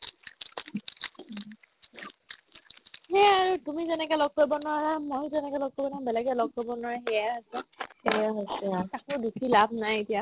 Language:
Assamese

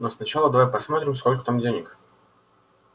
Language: Russian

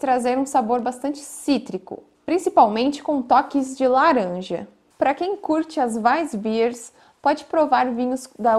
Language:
Portuguese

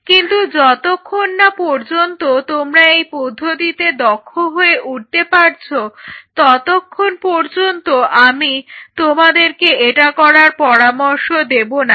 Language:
Bangla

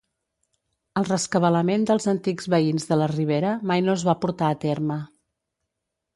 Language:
Catalan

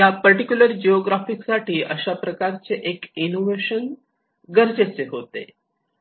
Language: Marathi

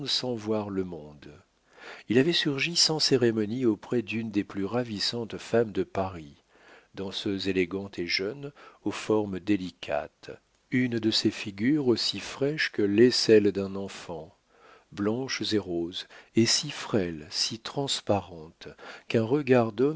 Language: French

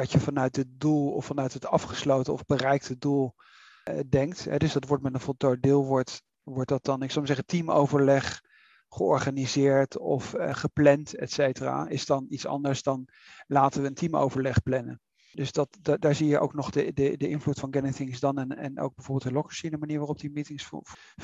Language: Dutch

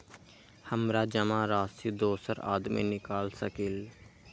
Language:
Magahi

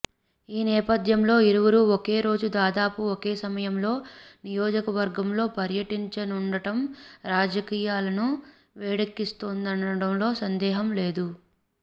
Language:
Telugu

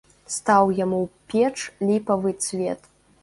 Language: Belarusian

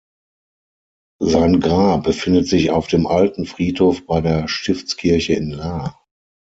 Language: German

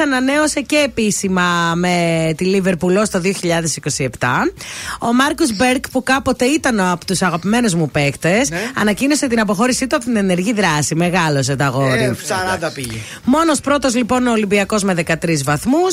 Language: Greek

